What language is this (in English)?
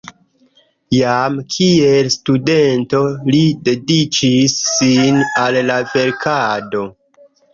Esperanto